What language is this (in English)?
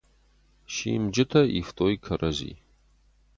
Ossetic